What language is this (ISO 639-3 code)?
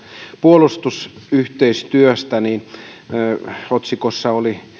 fin